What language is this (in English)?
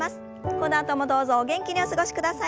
Japanese